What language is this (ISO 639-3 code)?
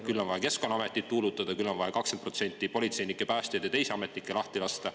est